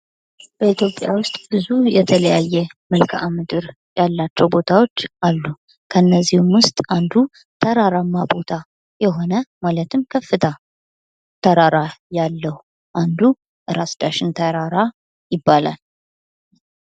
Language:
Amharic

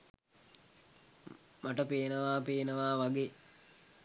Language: Sinhala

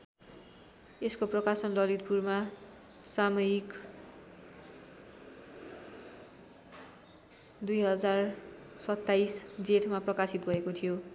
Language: Nepali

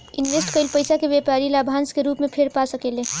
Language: Bhojpuri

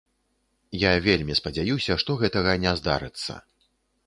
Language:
Belarusian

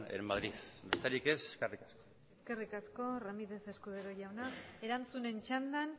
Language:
Basque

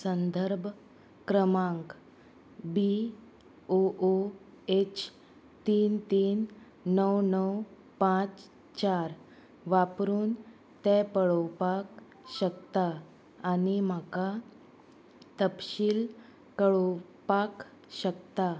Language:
Konkani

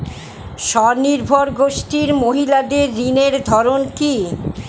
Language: Bangla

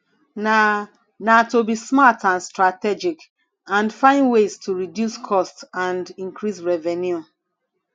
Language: Nigerian Pidgin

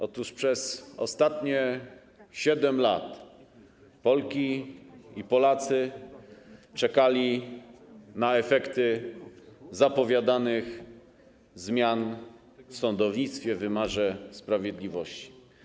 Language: Polish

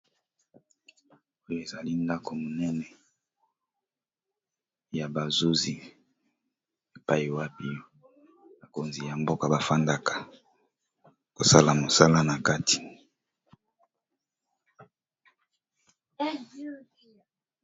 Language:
Lingala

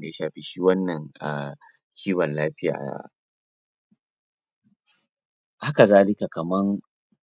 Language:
Hausa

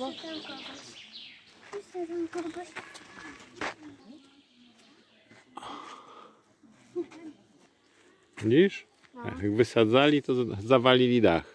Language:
Polish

